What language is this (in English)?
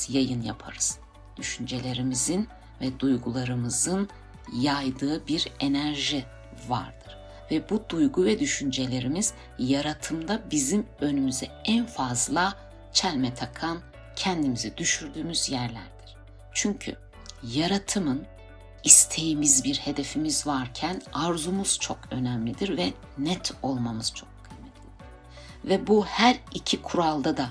Turkish